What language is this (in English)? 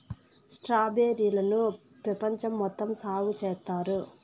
Telugu